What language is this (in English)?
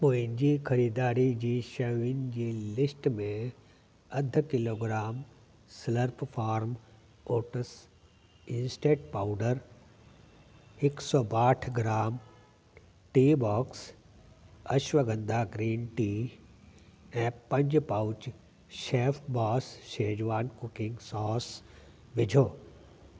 Sindhi